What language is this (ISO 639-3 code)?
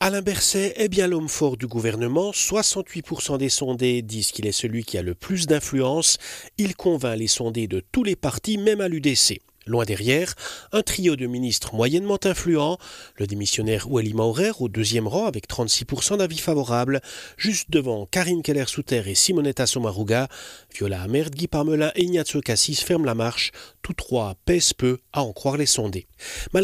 fra